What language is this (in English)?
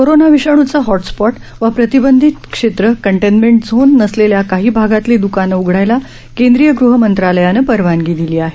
Marathi